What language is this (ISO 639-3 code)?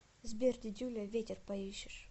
rus